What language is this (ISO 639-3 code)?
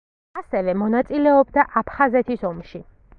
kat